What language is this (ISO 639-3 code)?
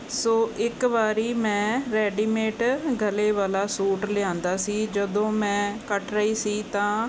pan